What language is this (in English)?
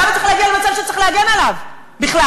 Hebrew